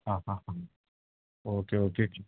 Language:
Malayalam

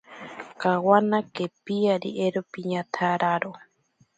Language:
Ashéninka Perené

